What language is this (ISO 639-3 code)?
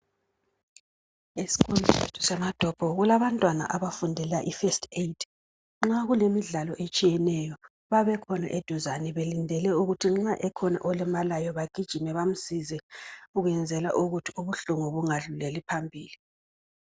nde